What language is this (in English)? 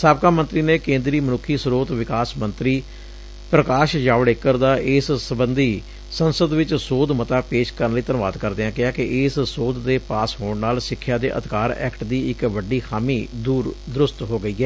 Punjabi